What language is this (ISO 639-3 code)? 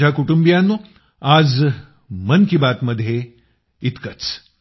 mar